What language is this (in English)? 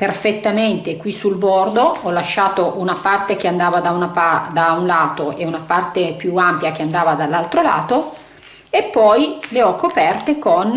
Italian